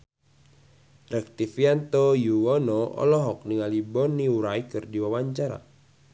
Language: Sundanese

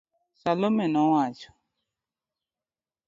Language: Luo (Kenya and Tanzania)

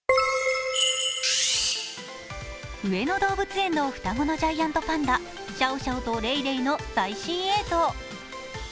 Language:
Japanese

